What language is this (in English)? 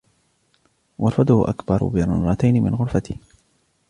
Arabic